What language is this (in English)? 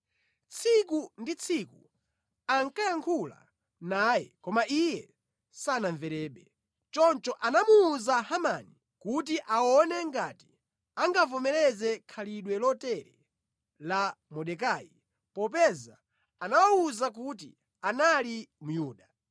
Nyanja